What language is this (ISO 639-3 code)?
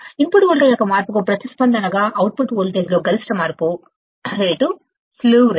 tel